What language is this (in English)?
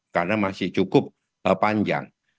Indonesian